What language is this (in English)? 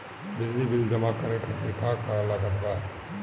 Bhojpuri